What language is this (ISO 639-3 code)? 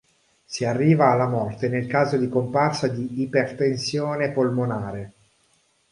ita